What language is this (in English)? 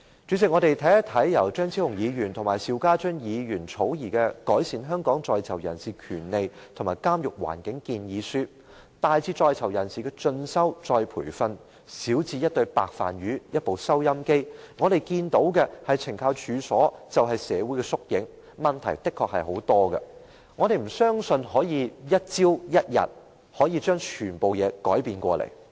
Cantonese